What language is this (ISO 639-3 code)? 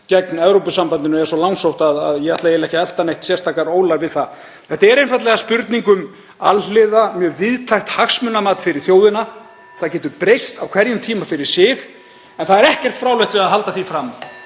isl